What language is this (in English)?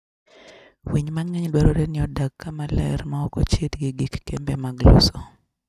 Luo (Kenya and Tanzania)